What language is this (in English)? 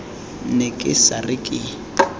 Tswana